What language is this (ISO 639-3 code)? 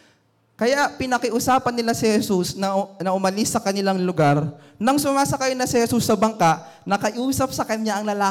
fil